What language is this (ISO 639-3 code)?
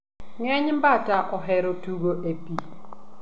luo